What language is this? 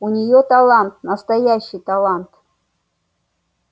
Russian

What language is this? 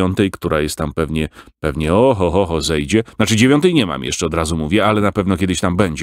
Polish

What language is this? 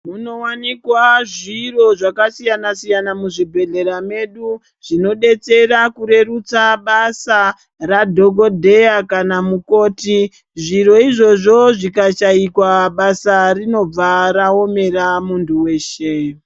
Ndau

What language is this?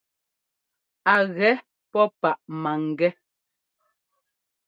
Ngomba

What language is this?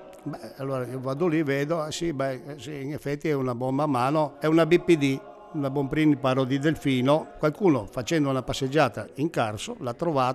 Italian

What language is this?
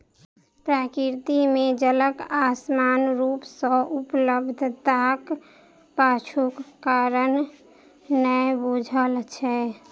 Maithili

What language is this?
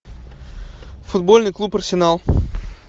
Russian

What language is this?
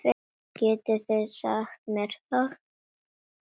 Icelandic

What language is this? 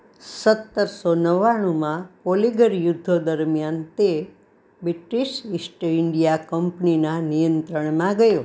Gujarati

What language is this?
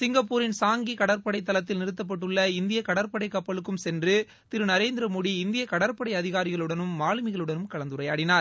Tamil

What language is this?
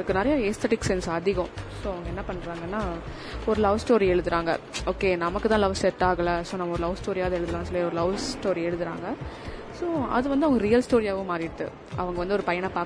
Tamil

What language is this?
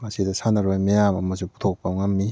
Manipuri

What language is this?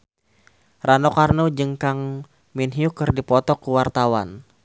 Sundanese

